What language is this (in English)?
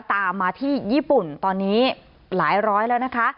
Thai